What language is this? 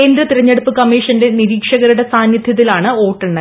Malayalam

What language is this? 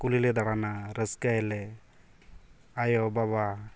Santali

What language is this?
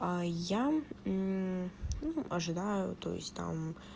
Russian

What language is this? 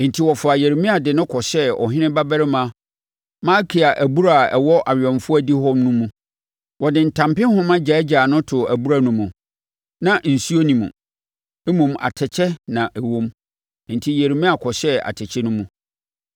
Akan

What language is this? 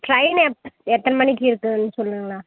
Tamil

